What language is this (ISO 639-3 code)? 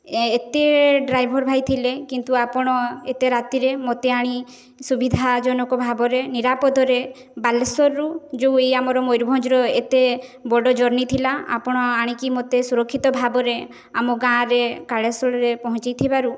ori